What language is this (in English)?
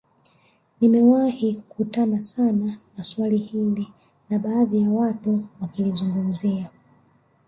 Swahili